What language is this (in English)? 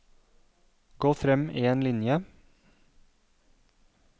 Norwegian